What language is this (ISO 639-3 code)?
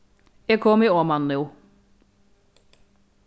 fao